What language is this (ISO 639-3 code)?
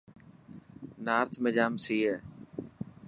mki